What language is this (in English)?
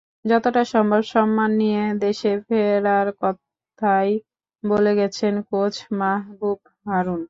Bangla